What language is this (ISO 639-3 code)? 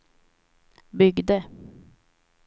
swe